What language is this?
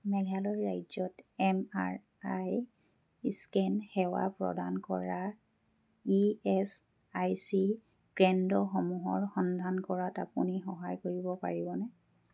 Assamese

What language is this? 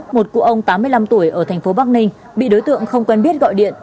Vietnamese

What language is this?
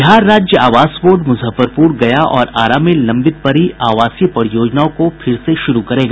Hindi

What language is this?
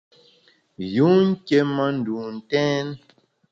Bamun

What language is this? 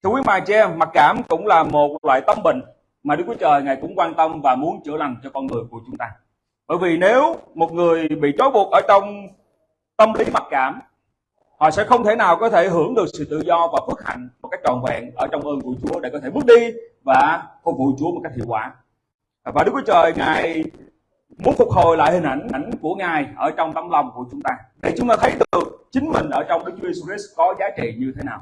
Vietnamese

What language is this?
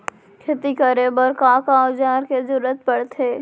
Chhattisgarhi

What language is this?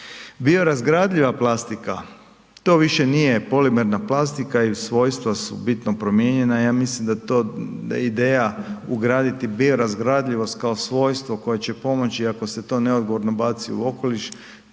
Croatian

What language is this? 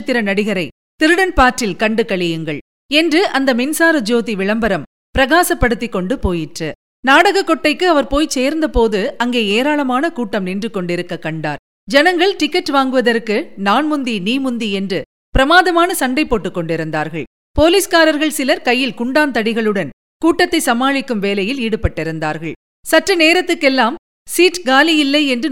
Tamil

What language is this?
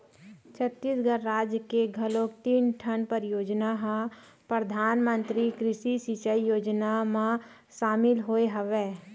Chhattisgarhi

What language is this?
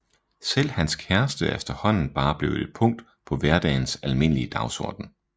Danish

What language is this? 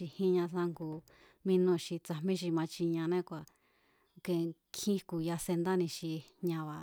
Mazatlán Mazatec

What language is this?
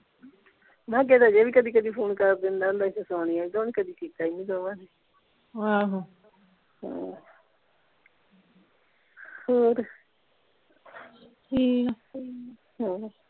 Punjabi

